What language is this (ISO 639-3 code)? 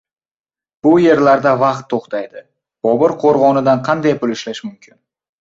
uzb